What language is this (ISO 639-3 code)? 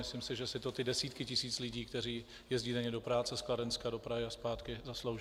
ces